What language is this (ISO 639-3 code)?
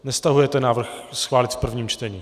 ces